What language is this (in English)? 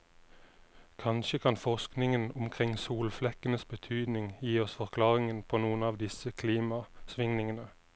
Norwegian